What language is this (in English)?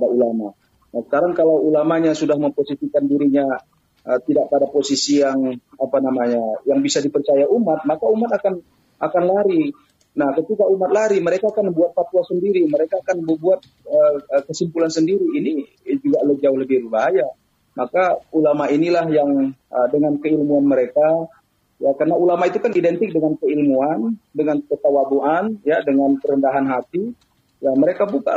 Indonesian